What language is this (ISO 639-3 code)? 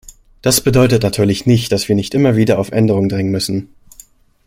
deu